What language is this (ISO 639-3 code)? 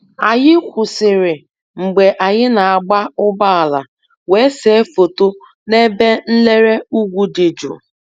ibo